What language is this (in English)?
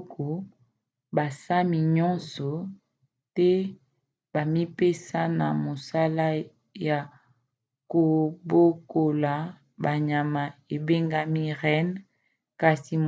Lingala